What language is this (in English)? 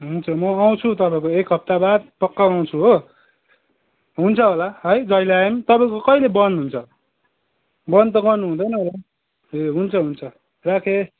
Nepali